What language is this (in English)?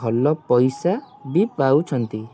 Odia